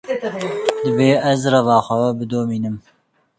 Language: Kurdish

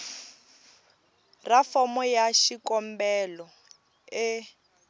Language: Tsonga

